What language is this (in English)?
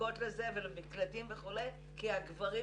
Hebrew